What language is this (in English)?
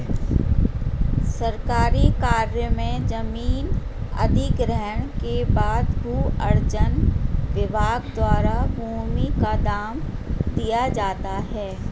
Hindi